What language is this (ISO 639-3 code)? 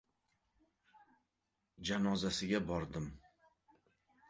uzb